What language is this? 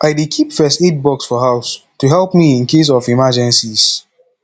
Nigerian Pidgin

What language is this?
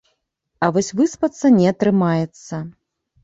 Belarusian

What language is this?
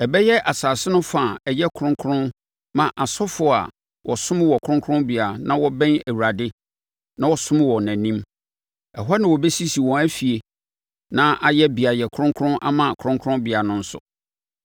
Akan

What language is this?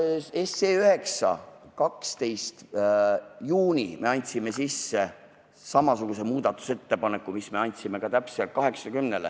Estonian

